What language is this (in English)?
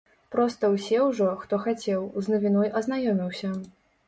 Belarusian